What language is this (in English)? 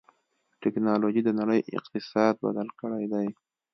Pashto